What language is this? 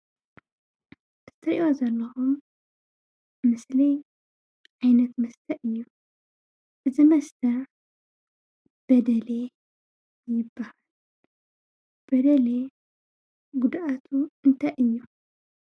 Tigrinya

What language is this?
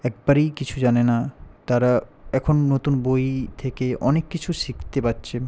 Bangla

